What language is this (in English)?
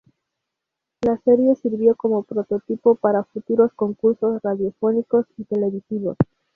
Spanish